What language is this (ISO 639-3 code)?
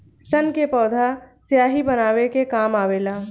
bho